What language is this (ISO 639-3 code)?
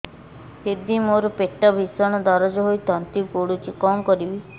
ori